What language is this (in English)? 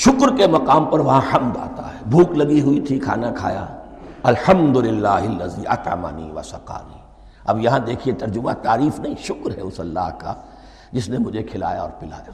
Urdu